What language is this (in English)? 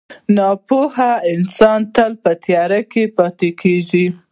Pashto